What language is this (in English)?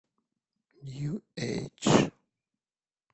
Russian